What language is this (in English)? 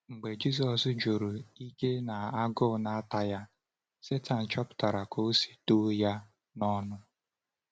Igbo